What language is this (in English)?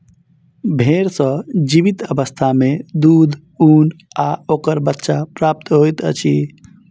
Maithili